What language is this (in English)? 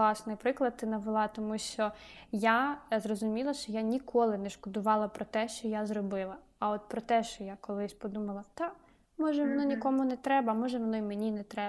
Ukrainian